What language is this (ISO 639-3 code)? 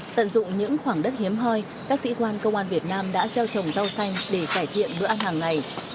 vie